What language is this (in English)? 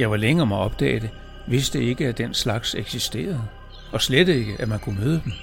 Danish